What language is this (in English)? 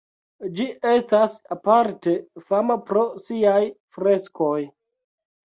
Esperanto